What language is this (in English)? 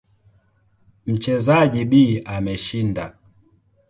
Swahili